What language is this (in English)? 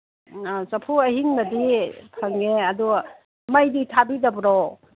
Manipuri